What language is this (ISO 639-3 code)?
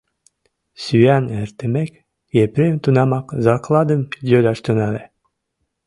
chm